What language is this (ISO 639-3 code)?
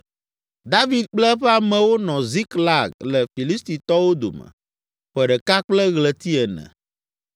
ewe